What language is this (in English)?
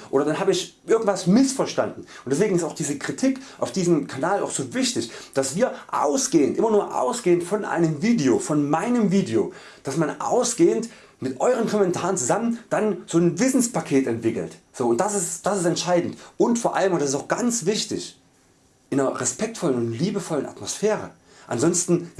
German